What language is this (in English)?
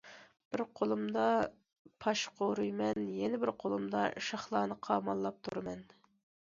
Uyghur